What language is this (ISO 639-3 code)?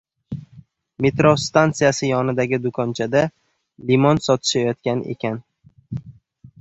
uzb